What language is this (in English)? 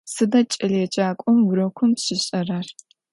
Adyghe